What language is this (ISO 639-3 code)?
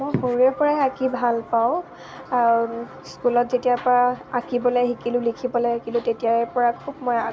asm